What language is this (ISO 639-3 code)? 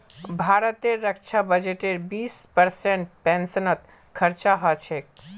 mag